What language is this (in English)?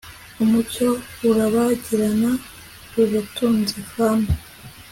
Kinyarwanda